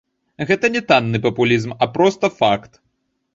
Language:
Belarusian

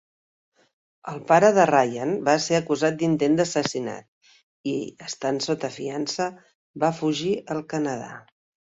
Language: Catalan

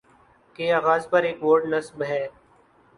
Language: Urdu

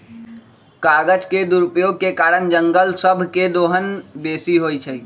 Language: Magahi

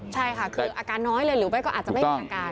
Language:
Thai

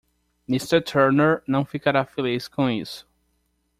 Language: Portuguese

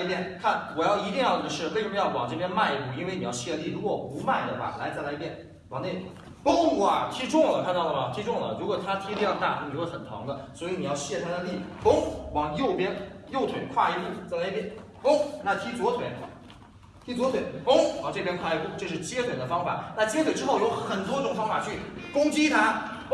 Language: Chinese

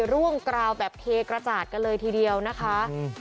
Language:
Thai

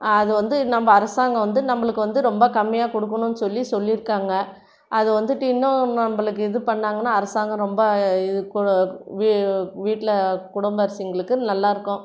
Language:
Tamil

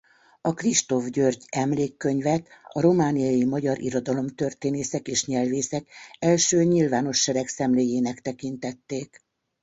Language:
Hungarian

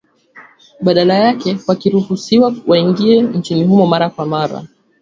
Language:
Swahili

